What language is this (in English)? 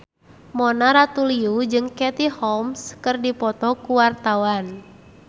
Sundanese